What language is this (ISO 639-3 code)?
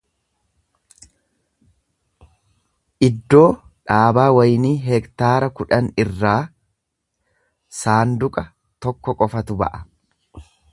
orm